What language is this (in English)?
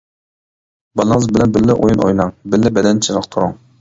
Uyghur